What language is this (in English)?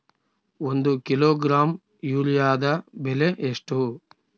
Kannada